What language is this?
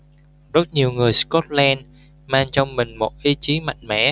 Vietnamese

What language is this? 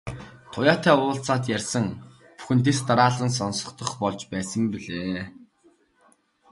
Mongolian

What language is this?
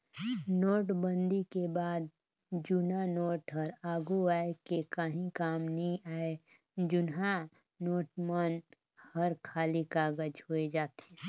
Chhattisgarhi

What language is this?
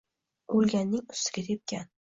Uzbek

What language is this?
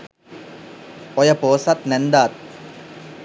Sinhala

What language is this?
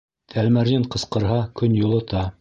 Bashkir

